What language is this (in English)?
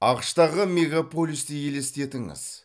Kazakh